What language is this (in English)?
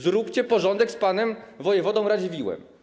Polish